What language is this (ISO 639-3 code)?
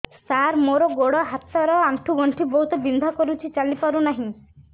ori